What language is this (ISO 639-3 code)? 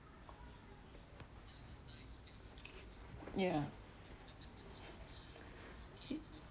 eng